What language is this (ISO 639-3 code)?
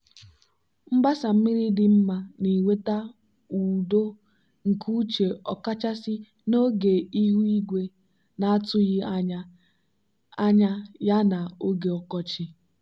ibo